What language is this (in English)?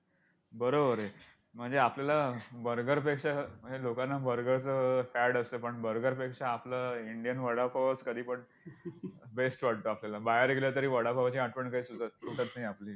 Marathi